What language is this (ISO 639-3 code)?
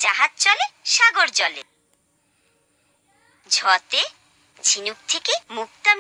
hin